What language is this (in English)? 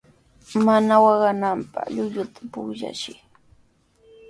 Sihuas Ancash Quechua